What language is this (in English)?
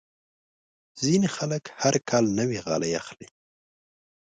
Pashto